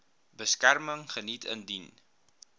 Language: Afrikaans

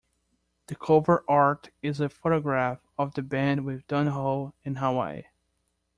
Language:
English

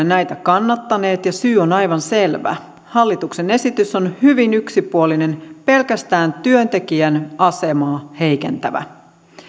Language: Finnish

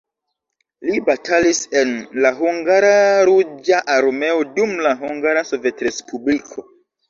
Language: Esperanto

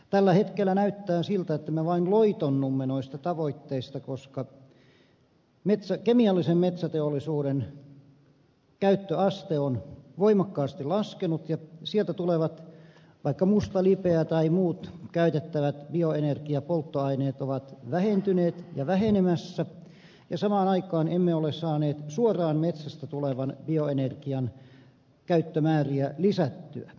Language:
Finnish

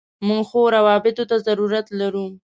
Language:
Pashto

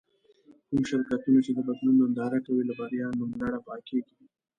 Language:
Pashto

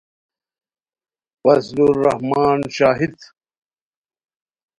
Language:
Khowar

